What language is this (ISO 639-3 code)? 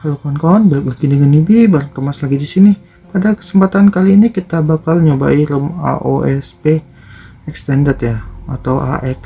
ind